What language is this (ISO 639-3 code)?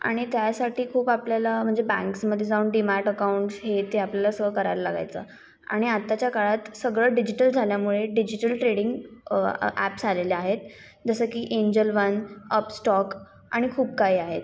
mar